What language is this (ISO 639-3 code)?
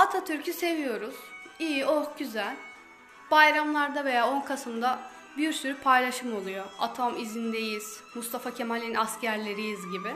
tur